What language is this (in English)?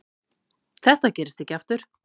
Icelandic